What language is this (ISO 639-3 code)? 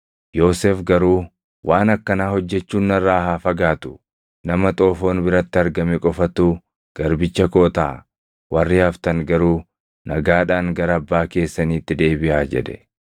orm